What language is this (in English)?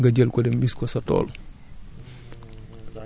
Wolof